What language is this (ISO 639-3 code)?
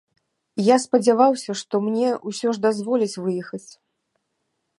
bel